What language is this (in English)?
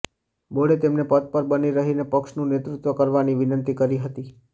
Gujarati